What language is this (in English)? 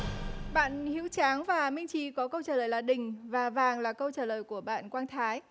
Vietnamese